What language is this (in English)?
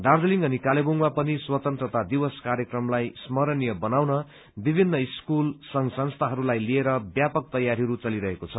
Nepali